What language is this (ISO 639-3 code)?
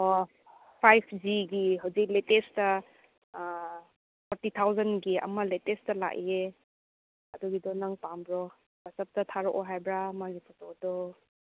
mni